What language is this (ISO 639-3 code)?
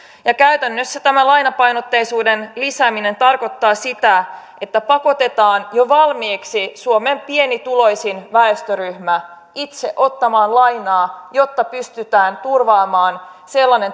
fin